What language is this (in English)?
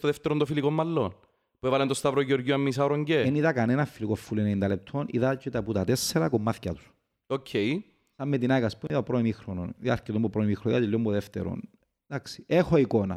Greek